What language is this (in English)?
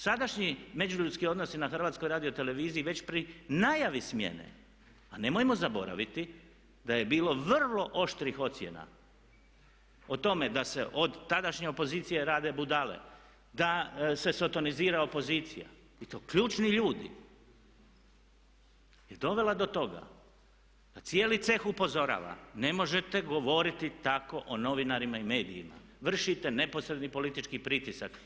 Croatian